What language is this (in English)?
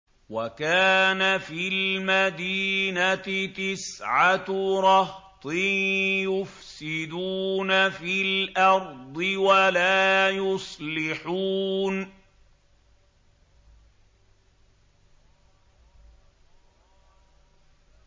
Arabic